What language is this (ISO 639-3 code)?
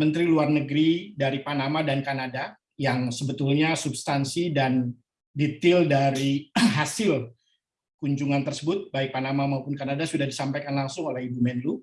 ind